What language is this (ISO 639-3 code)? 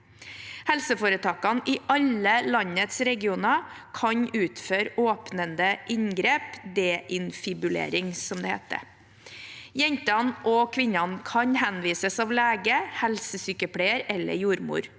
nor